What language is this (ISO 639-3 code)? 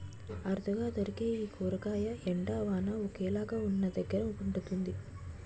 tel